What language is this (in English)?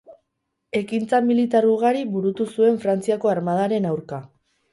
Basque